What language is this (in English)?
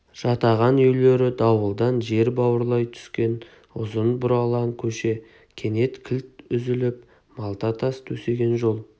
Kazakh